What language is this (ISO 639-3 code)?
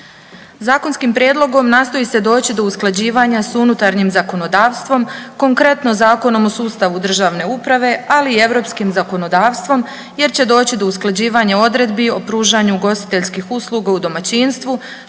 hrv